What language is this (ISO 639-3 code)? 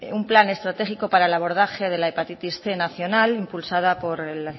spa